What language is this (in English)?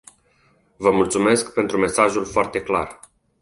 Romanian